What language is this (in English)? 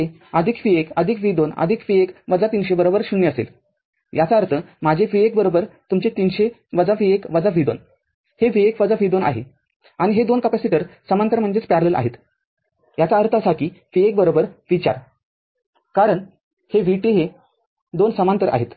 Marathi